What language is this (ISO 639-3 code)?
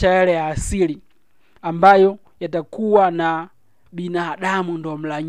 swa